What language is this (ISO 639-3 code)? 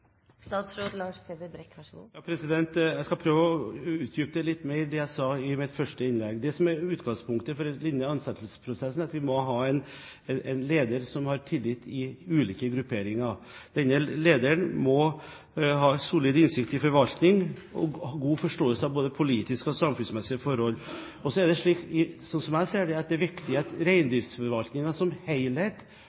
nob